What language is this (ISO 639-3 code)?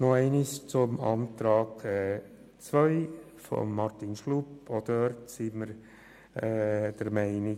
gsw